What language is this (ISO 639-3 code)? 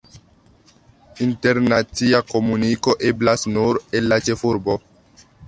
epo